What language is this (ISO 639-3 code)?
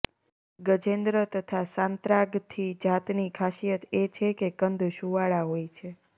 guj